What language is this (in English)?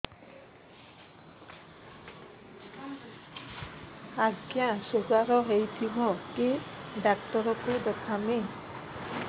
Odia